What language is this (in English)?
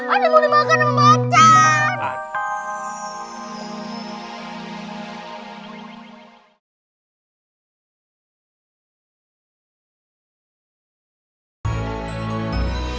Indonesian